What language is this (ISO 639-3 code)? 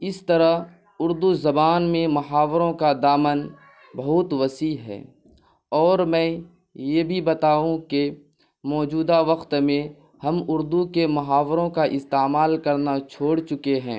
urd